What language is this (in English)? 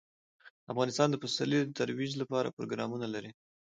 Pashto